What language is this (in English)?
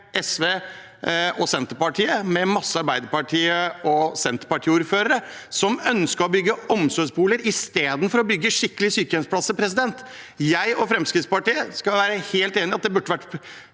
Norwegian